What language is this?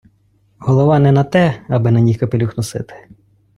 Ukrainian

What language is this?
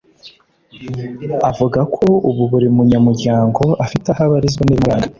Kinyarwanda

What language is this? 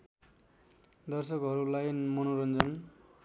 Nepali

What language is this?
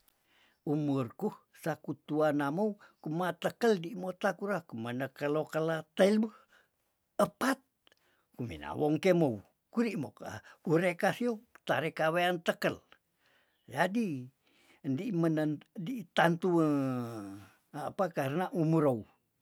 Tondano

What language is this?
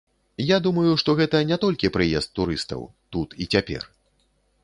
Belarusian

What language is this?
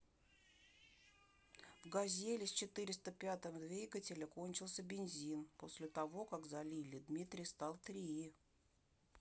Russian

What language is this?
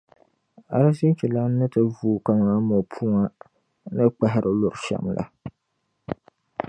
Dagbani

